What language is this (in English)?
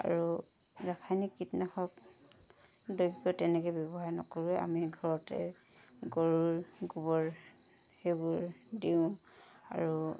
Assamese